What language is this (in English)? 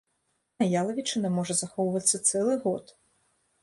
Belarusian